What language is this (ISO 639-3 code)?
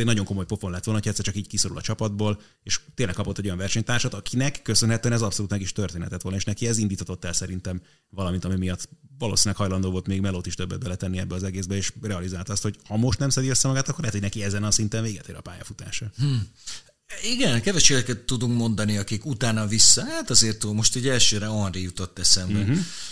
hun